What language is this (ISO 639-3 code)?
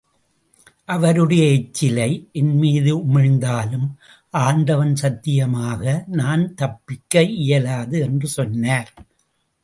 tam